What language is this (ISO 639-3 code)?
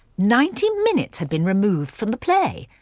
eng